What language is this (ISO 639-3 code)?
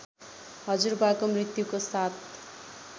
nep